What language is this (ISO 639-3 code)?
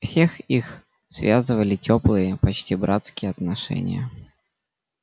rus